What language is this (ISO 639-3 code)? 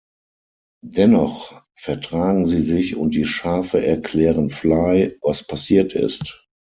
deu